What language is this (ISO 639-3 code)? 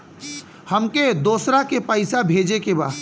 bho